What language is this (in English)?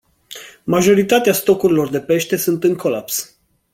Romanian